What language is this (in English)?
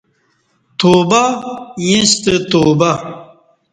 Kati